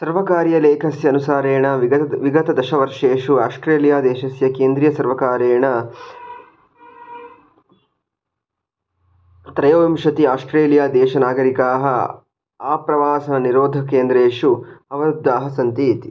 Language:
Sanskrit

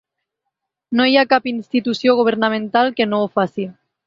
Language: Catalan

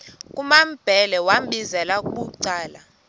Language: Xhosa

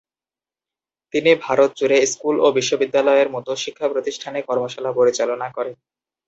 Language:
Bangla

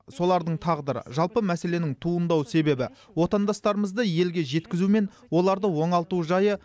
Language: Kazakh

